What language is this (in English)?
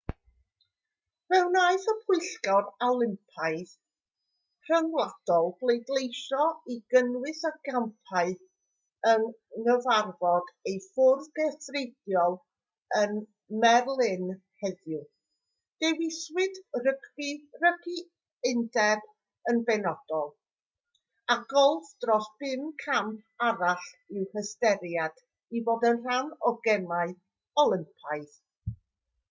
Welsh